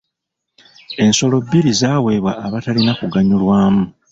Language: Ganda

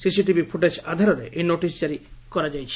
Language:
Odia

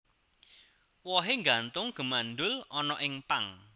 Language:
Javanese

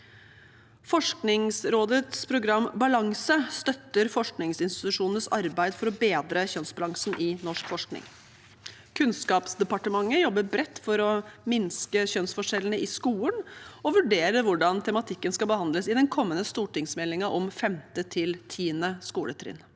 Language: Norwegian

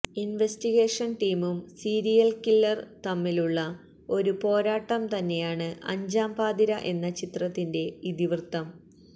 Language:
Malayalam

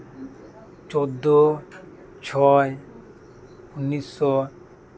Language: Santali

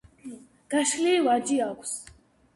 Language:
Georgian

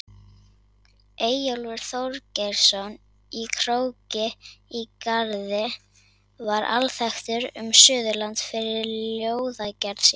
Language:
Icelandic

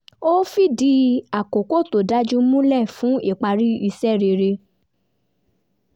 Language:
Yoruba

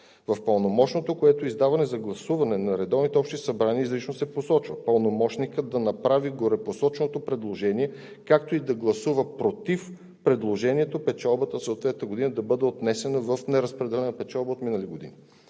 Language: Bulgarian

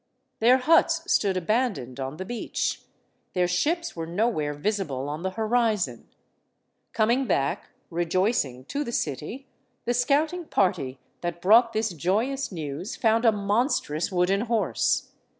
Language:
English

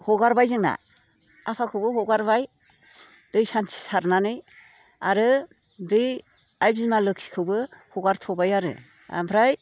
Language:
Bodo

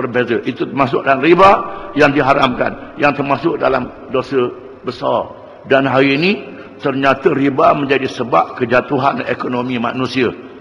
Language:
Malay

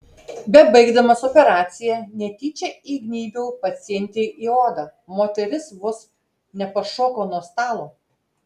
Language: Lithuanian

